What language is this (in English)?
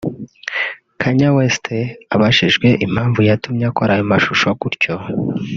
Kinyarwanda